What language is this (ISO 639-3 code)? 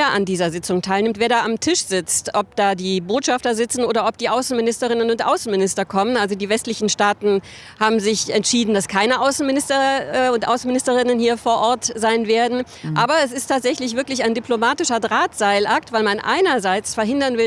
deu